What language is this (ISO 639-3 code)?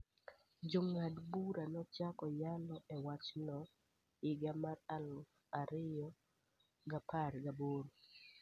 luo